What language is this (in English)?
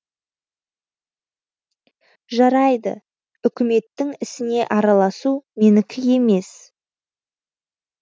Kazakh